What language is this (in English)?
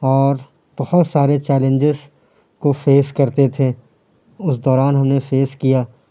Urdu